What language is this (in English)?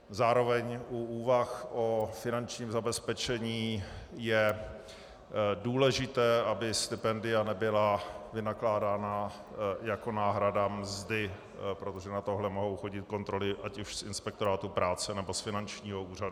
Czech